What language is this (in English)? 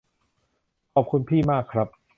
Thai